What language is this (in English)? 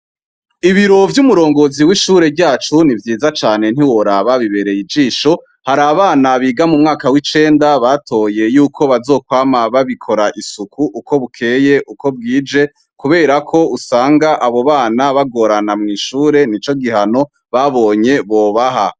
Rundi